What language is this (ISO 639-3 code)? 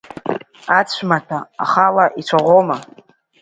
abk